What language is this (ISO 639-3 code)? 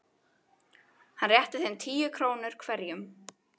isl